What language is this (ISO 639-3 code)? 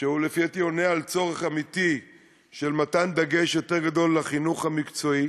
heb